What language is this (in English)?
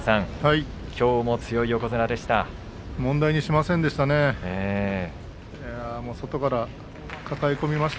Japanese